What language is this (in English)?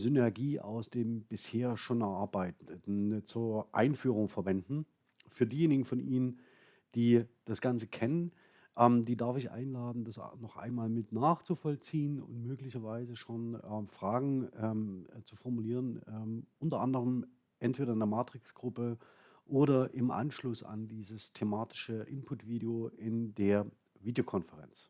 German